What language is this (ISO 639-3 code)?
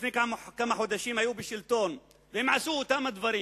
heb